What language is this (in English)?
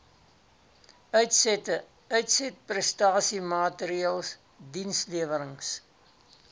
Afrikaans